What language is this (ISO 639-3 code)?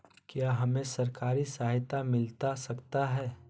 mag